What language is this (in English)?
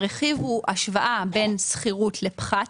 Hebrew